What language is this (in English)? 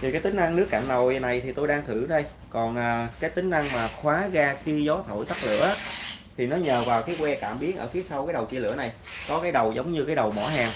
Vietnamese